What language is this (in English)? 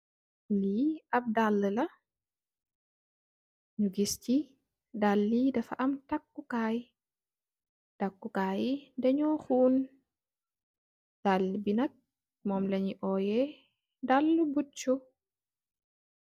Wolof